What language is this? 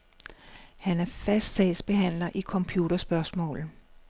Danish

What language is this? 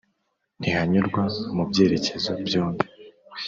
Kinyarwanda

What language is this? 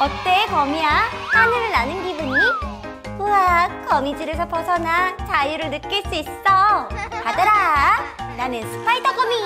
Korean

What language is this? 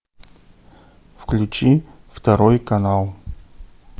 Russian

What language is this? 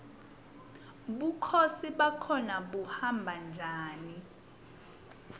Swati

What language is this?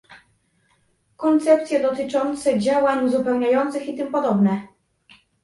Polish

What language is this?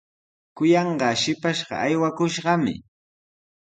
Sihuas Ancash Quechua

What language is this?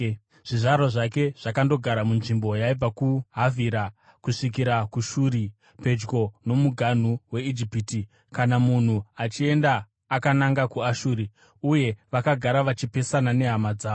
Shona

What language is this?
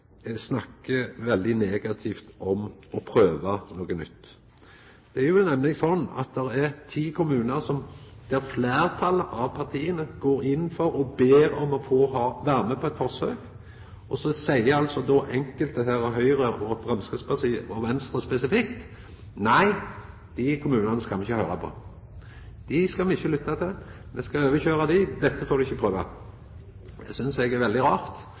Norwegian Nynorsk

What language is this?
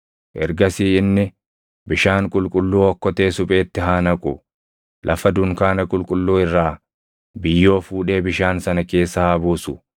Oromo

